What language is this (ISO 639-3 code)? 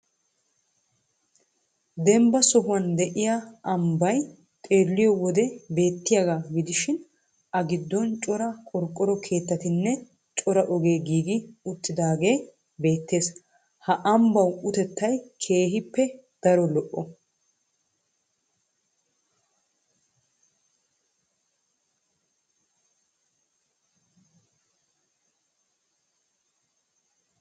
wal